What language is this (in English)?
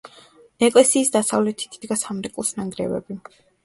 Georgian